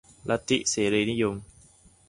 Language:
Thai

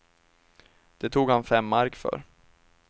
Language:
Swedish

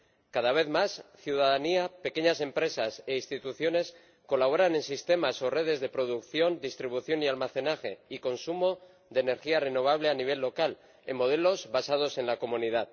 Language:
Spanish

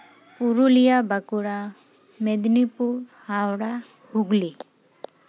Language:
Santali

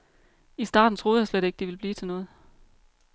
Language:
Danish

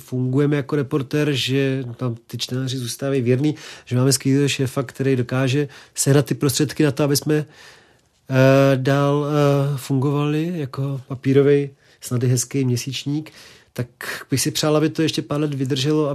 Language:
Czech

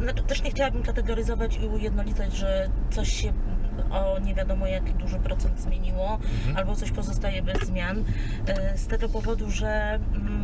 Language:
Polish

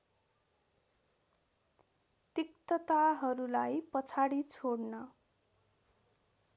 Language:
Nepali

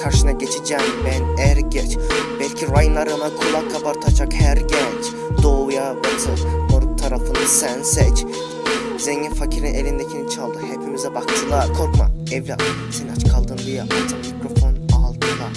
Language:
Turkish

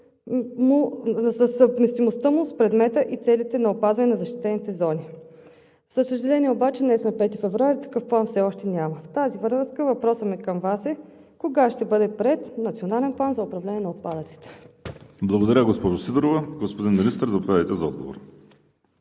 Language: Bulgarian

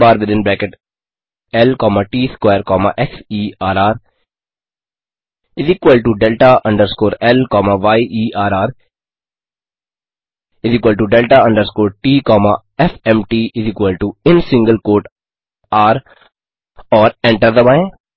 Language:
Hindi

